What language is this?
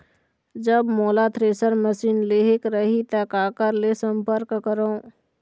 Chhattisgarhi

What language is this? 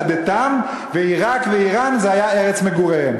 Hebrew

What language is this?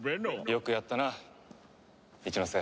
Japanese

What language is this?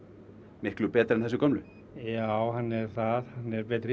Icelandic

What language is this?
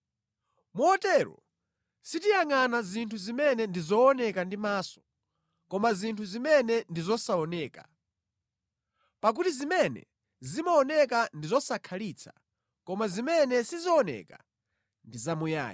Nyanja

